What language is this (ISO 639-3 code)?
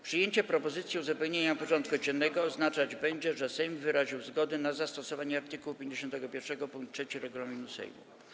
pol